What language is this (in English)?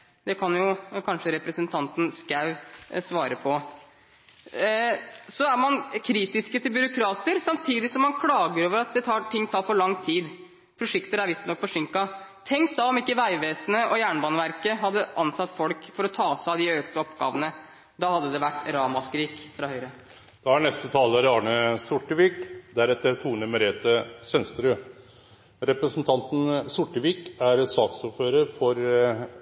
Norwegian